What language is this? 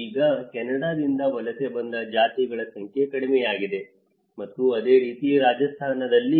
Kannada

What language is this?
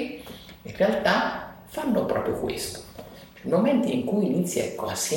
Italian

